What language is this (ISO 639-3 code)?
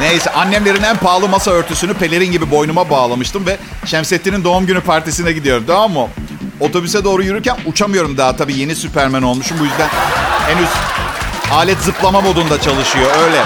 tur